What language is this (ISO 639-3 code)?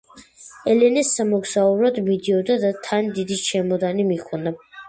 kat